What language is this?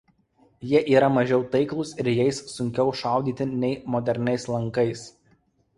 Lithuanian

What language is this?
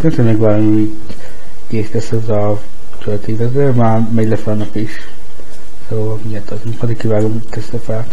Hungarian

